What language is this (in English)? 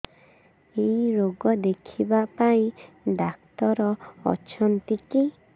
Odia